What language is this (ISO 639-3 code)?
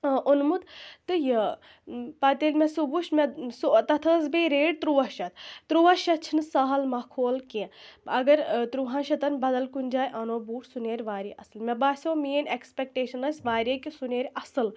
kas